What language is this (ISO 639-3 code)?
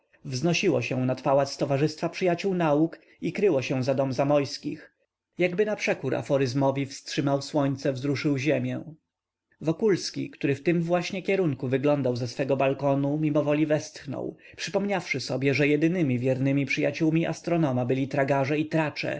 pol